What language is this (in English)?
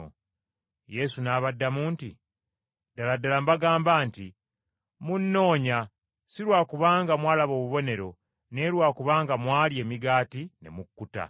Ganda